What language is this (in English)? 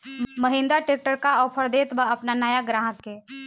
Bhojpuri